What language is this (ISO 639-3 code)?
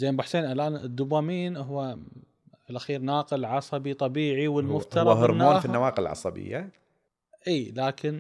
ara